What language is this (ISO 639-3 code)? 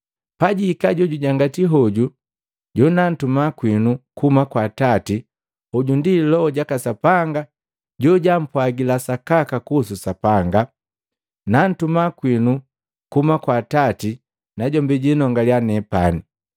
mgv